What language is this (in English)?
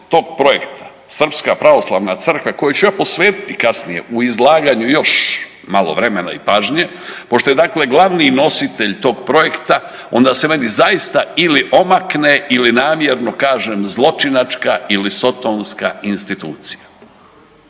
Croatian